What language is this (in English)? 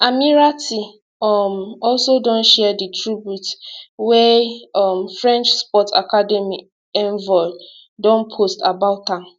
Nigerian Pidgin